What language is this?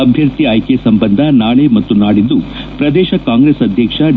Kannada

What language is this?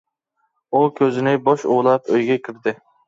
Uyghur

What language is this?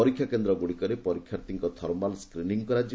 Odia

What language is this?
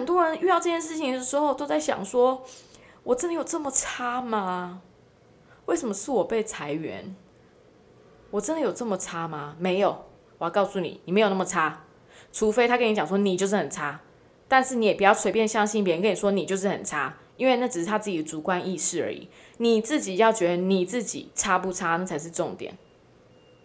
Chinese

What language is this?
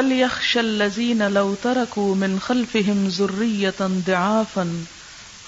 Urdu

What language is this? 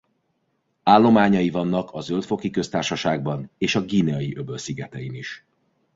Hungarian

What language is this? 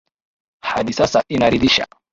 Swahili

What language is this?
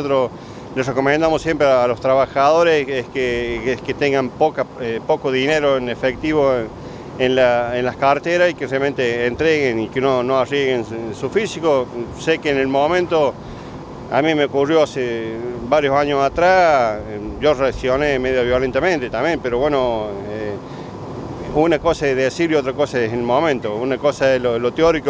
Spanish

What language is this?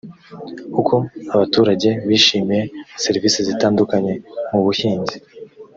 Kinyarwanda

